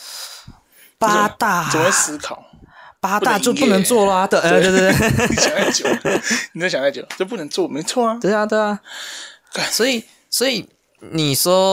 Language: Chinese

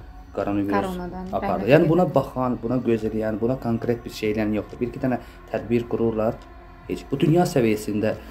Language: Turkish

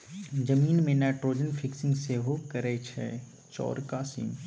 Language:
Maithili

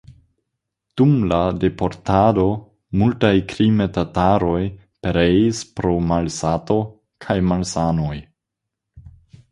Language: Esperanto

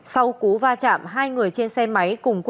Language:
Vietnamese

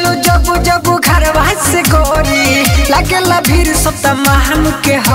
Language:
Hindi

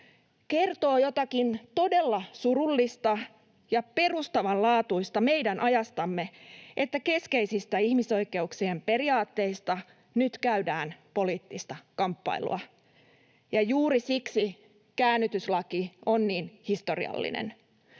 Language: Finnish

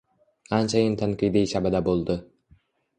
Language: Uzbek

